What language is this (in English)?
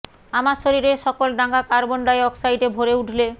Bangla